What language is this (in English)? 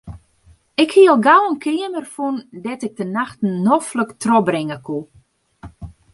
Western Frisian